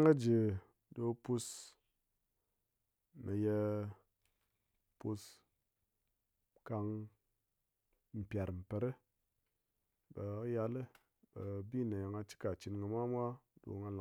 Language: Ngas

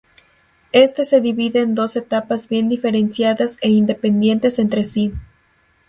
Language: Spanish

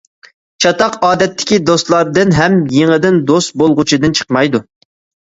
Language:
Uyghur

